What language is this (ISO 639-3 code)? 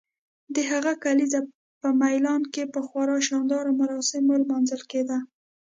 pus